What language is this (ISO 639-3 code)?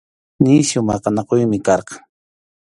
qxu